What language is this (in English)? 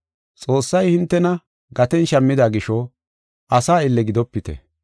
Gofa